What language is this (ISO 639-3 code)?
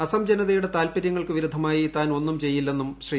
mal